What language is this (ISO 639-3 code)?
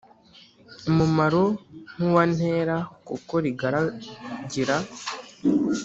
kin